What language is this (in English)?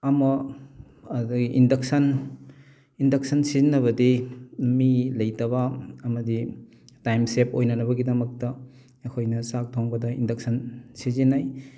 Manipuri